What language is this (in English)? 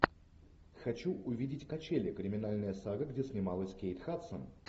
Russian